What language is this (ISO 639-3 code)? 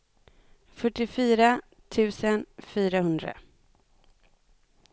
swe